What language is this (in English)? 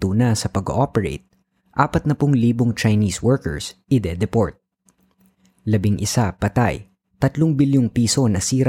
Filipino